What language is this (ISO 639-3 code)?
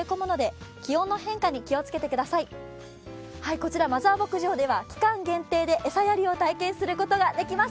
jpn